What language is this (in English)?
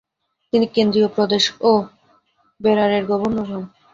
Bangla